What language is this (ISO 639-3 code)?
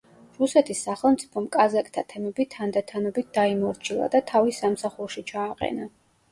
kat